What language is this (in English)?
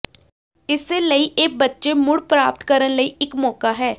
Punjabi